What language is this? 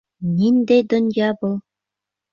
Bashkir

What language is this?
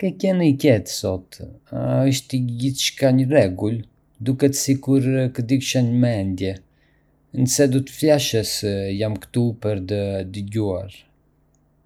Arbëreshë Albanian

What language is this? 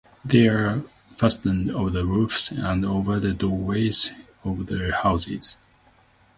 English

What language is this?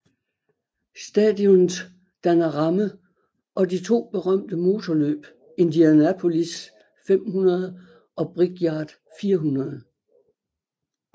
Danish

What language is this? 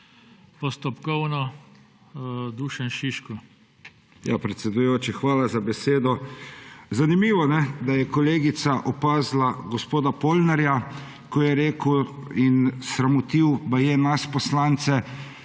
Slovenian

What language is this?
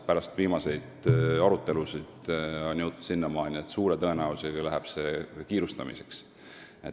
Estonian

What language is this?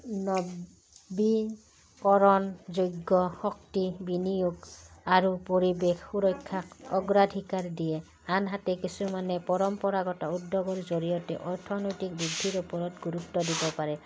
Assamese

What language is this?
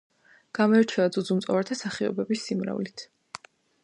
Georgian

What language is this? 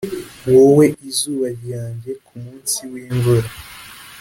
Kinyarwanda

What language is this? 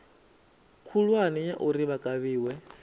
Venda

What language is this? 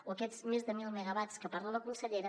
Catalan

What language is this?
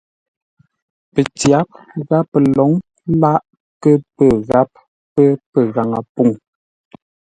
Ngombale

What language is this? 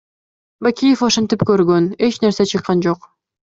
Kyrgyz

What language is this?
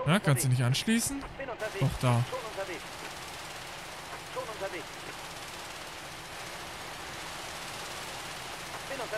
German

